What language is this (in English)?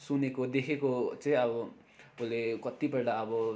Nepali